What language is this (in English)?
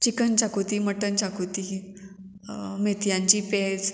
Konkani